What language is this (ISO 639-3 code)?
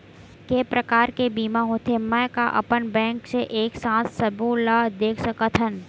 hne